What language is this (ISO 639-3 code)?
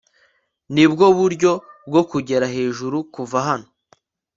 kin